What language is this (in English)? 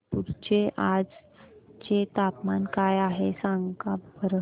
Marathi